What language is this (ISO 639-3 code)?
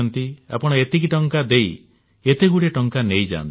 ori